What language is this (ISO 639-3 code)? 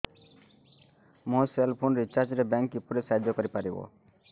ori